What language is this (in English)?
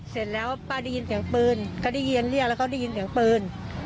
Thai